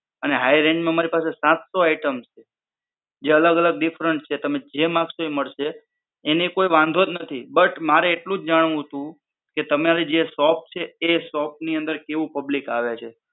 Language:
Gujarati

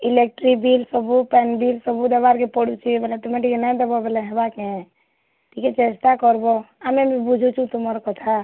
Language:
Odia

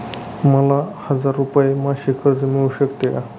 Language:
Marathi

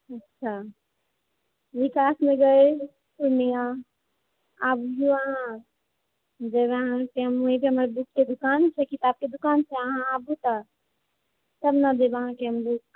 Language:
Maithili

